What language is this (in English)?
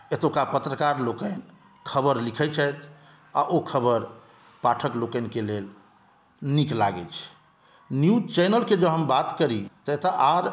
Maithili